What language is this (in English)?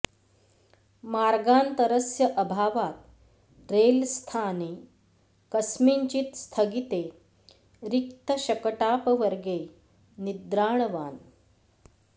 Sanskrit